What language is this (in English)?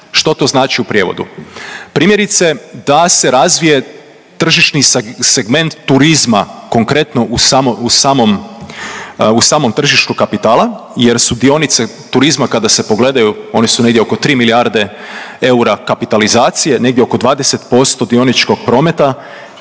Croatian